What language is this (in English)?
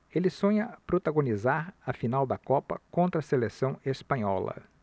Portuguese